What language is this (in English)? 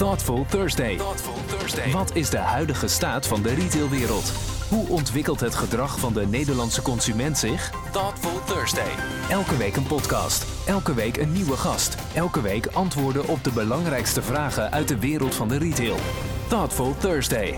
Dutch